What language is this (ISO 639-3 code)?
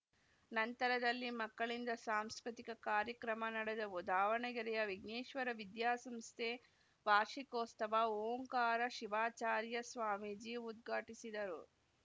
kan